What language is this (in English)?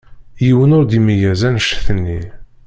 Kabyle